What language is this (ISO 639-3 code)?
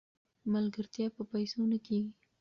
pus